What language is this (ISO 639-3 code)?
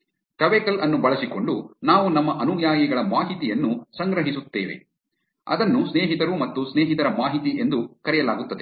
kan